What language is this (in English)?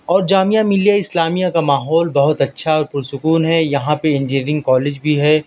Urdu